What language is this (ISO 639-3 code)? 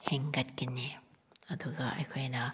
mni